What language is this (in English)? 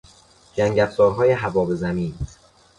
Persian